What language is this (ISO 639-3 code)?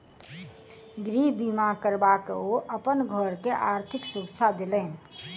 mai